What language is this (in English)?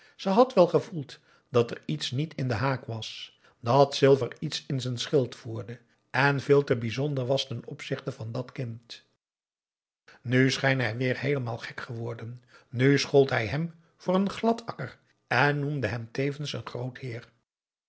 Dutch